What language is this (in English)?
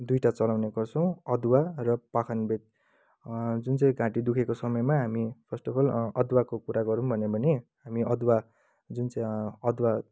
Nepali